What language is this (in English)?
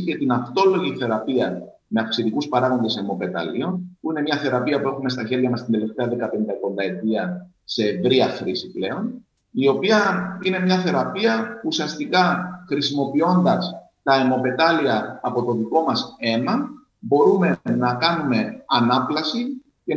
Greek